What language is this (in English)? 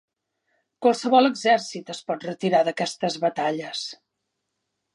Catalan